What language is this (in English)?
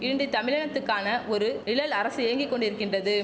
Tamil